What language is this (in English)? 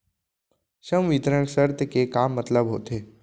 Chhattisgarhi